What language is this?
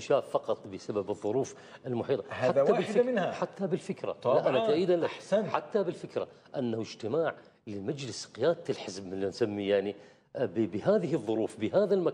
Arabic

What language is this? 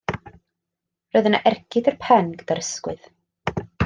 Welsh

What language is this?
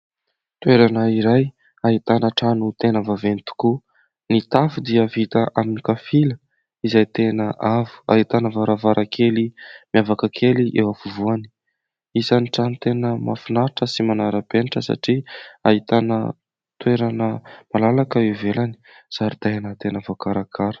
Malagasy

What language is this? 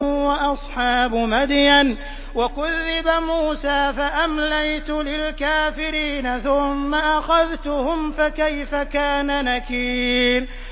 Arabic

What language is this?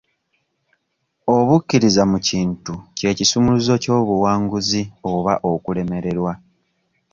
Ganda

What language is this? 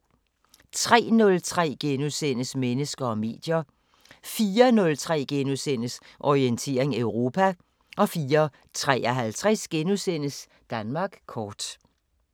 Danish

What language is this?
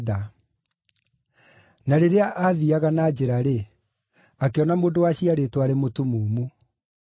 Kikuyu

